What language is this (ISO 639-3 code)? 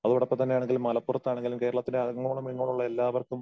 mal